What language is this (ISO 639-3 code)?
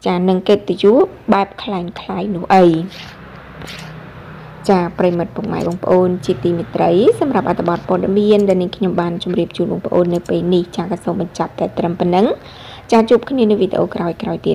vie